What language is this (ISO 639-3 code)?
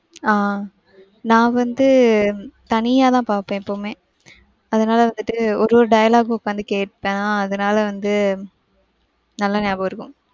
tam